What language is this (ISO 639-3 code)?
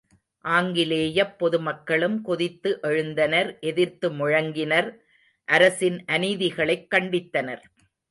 tam